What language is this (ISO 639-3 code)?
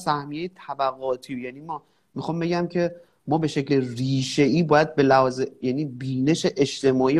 fas